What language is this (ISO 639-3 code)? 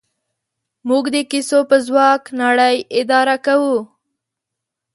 pus